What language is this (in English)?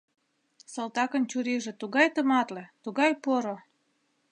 Mari